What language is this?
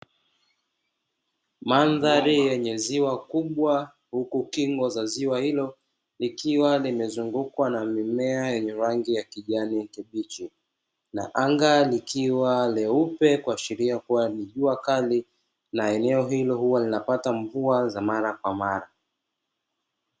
Swahili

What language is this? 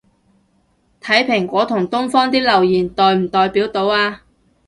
Cantonese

